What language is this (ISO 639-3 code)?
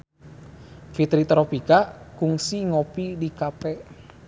sun